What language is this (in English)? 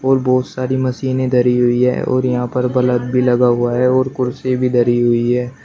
Hindi